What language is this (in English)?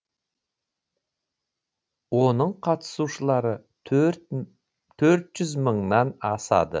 Kazakh